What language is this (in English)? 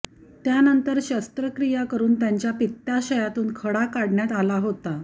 Marathi